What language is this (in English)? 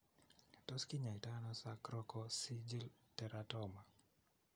Kalenjin